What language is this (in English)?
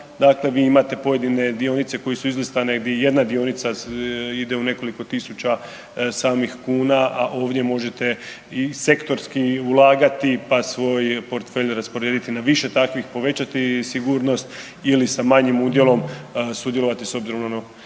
Croatian